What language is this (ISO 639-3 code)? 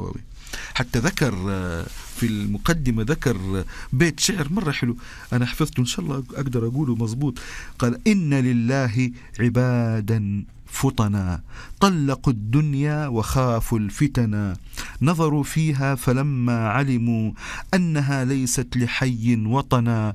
ara